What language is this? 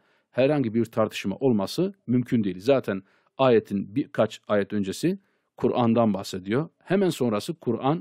Turkish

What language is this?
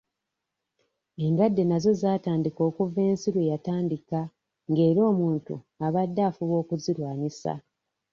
Ganda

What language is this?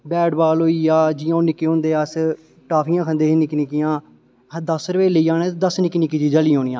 Dogri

